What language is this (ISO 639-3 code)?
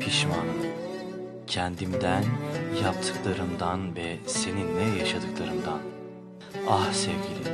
tur